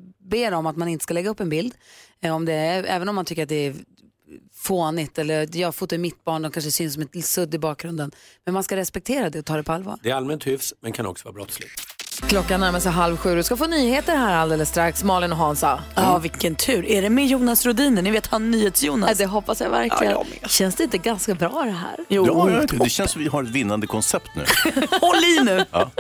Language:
Swedish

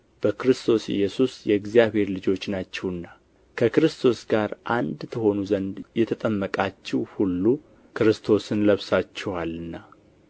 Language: Amharic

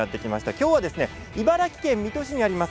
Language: Japanese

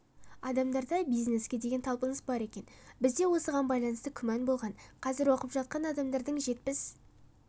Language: Kazakh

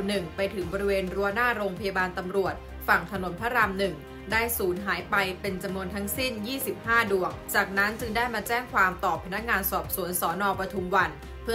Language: Thai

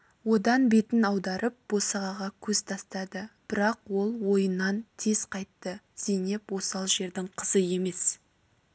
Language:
Kazakh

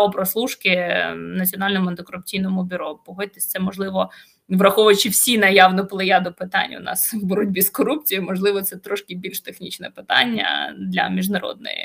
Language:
Ukrainian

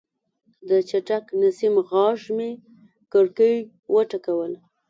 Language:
Pashto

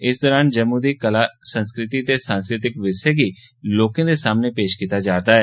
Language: Dogri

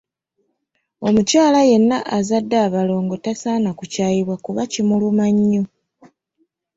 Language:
Ganda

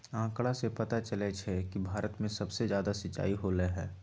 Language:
Magahi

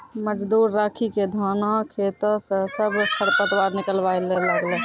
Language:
Maithili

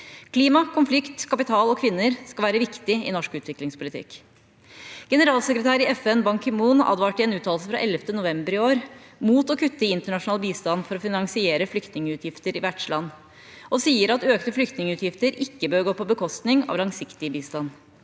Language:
Norwegian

